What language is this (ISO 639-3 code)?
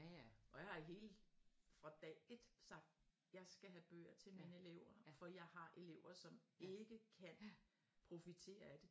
dan